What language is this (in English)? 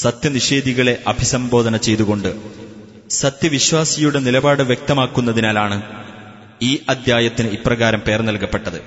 Malayalam